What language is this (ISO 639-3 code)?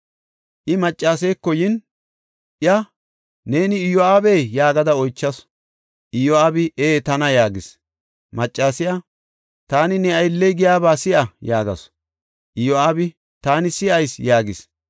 gof